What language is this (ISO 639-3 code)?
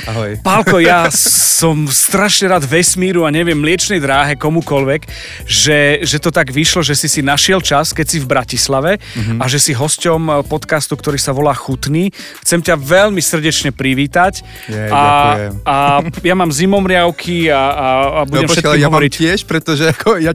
slk